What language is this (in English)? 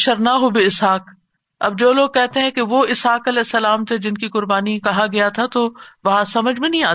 Urdu